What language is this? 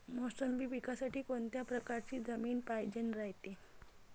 Marathi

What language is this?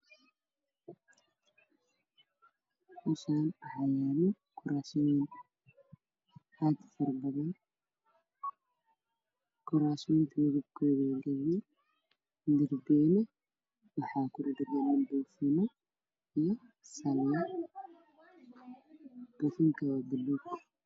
Somali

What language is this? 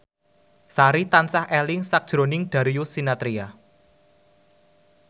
Javanese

